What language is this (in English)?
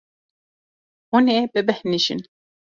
Kurdish